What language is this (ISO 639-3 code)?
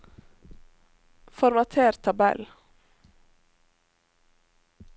nor